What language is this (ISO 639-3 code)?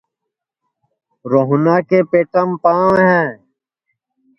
ssi